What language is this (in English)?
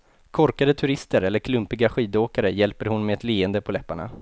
Swedish